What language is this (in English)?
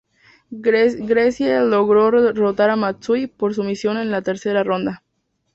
Spanish